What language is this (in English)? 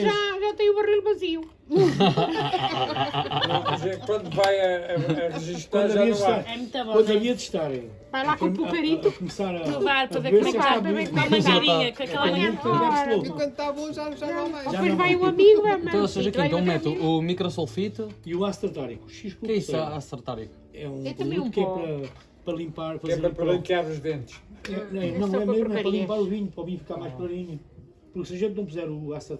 Portuguese